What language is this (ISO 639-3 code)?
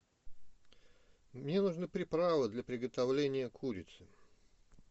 rus